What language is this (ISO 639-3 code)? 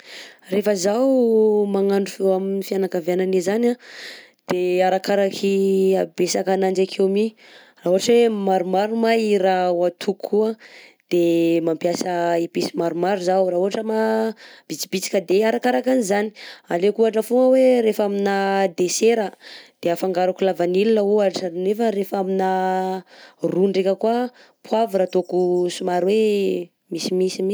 bzc